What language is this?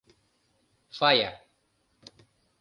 Mari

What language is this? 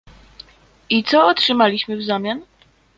Polish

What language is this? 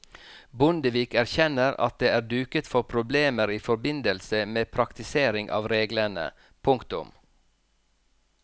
Norwegian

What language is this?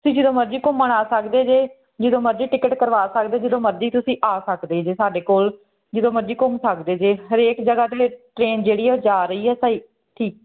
Punjabi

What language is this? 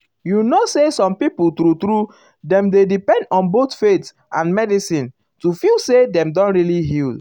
Nigerian Pidgin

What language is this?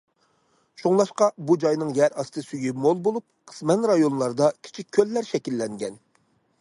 Uyghur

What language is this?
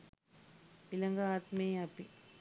Sinhala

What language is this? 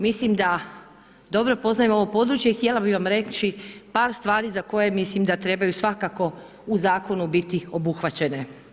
Croatian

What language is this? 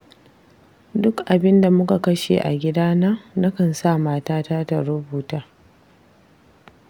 Hausa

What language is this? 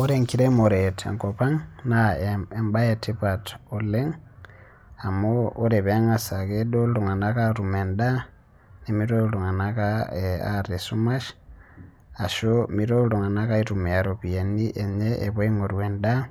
Masai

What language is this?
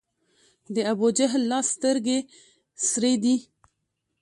Pashto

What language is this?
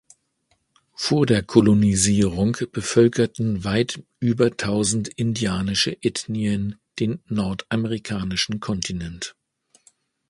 German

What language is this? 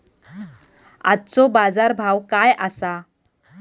Marathi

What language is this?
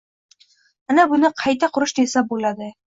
Uzbek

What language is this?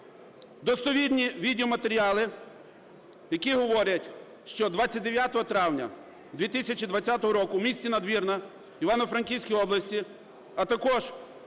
Ukrainian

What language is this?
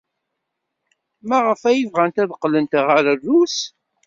Kabyle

